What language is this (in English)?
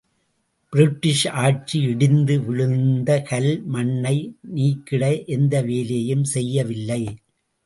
Tamil